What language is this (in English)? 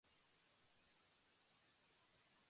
Japanese